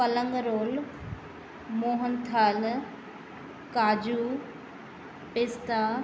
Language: Sindhi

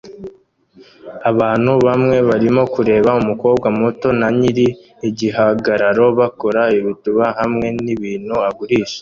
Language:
Kinyarwanda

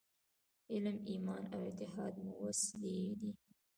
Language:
Pashto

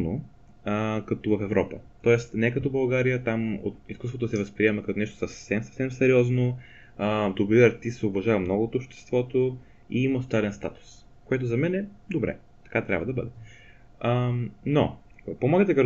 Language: Bulgarian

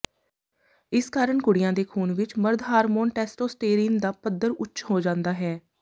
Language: Punjabi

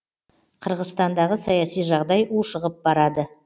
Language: Kazakh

